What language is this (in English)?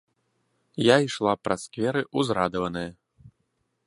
Belarusian